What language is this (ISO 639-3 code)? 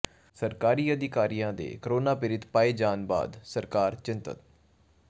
pan